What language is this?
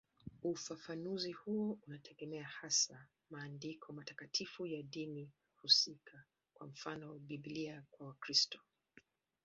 Swahili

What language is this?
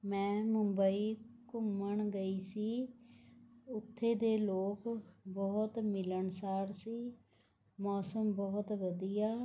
Punjabi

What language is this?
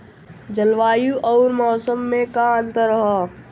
Bhojpuri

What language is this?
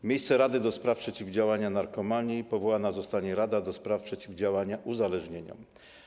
Polish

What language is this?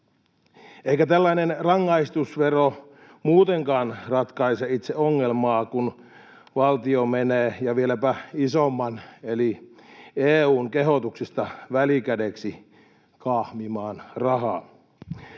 Finnish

